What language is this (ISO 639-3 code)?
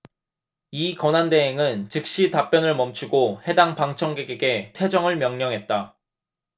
kor